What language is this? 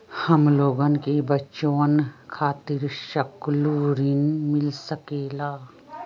Magahi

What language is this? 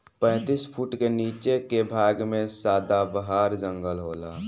Bhojpuri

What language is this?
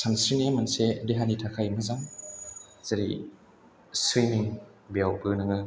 Bodo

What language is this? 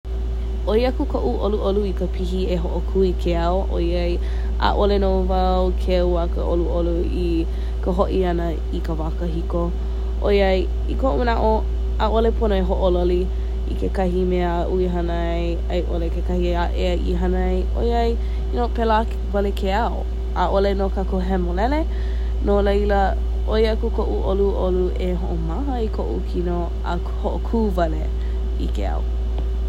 Hawaiian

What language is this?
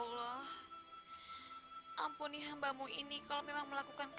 Indonesian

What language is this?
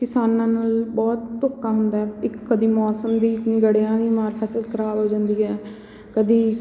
Punjabi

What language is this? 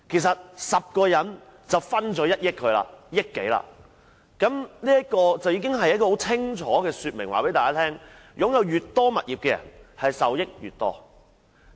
Cantonese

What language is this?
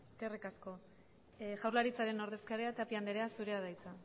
Basque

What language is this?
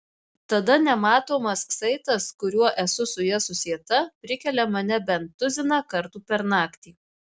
Lithuanian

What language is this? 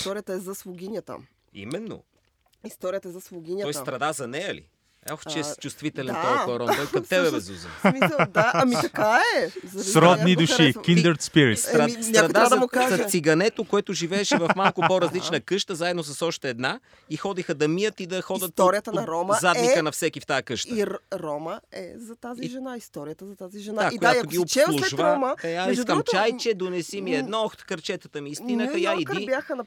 Bulgarian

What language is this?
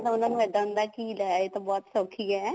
Punjabi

